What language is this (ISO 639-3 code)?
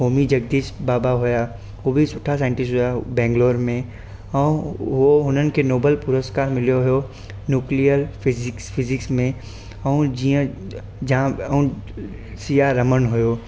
snd